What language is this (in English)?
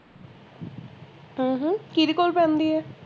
Punjabi